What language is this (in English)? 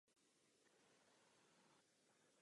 Czech